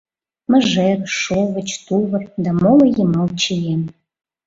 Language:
Mari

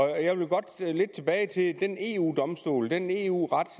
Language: Danish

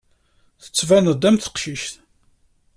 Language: Kabyle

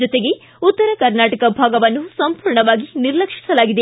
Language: Kannada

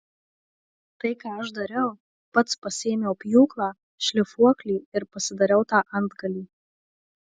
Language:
Lithuanian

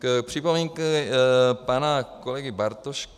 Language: Czech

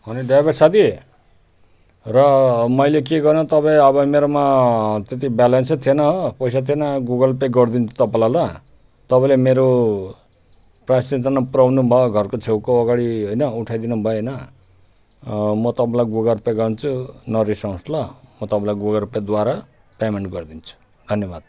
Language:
Nepali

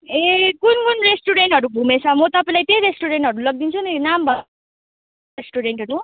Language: Nepali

